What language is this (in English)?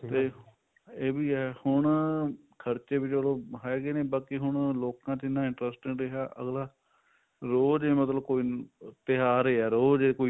Punjabi